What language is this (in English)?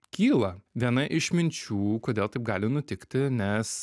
Lithuanian